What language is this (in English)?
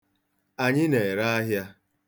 Igbo